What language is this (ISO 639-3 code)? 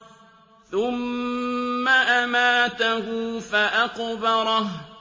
ara